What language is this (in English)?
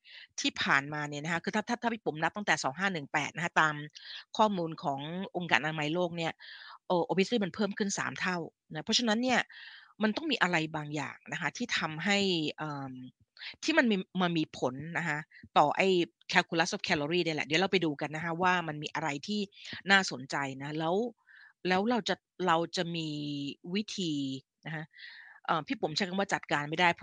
Thai